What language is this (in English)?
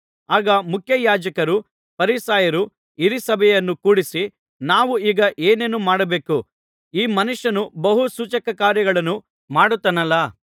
Kannada